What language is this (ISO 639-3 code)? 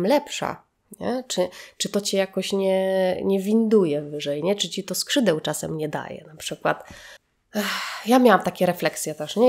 pol